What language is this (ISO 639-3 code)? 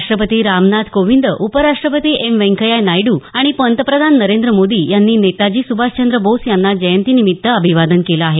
mar